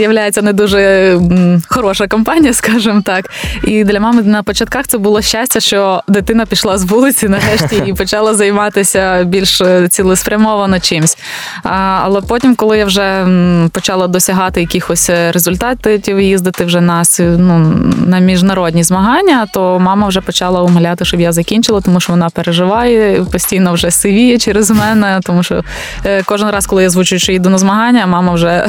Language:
Ukrainian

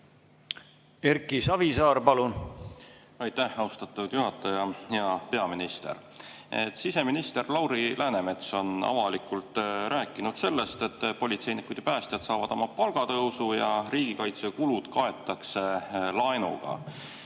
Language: Estonian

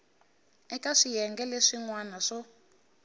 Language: Tsonga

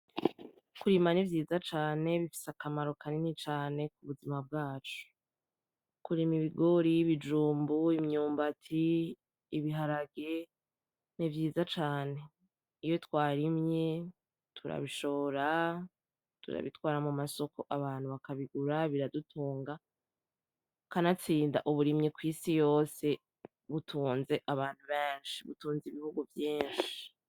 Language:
Rundi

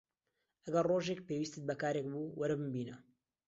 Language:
Central Kurdish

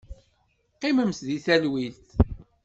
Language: Kabyle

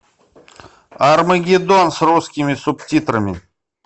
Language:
Russian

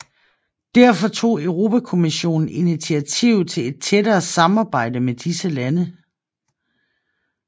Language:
Danish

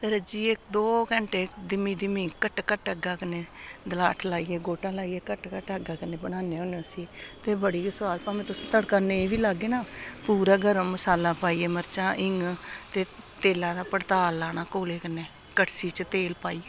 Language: Dogri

